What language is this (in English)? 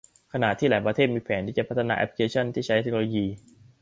Thai